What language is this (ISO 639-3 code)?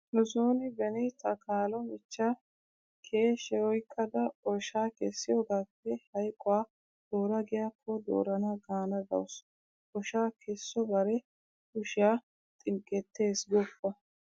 wal